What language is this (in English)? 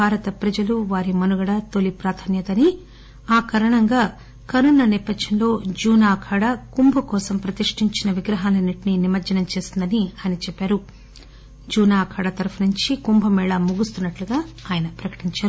Telugu